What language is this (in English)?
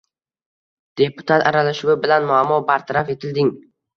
Uzbek